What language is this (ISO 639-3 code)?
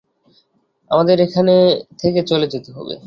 ben